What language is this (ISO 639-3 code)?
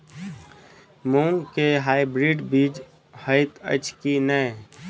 mai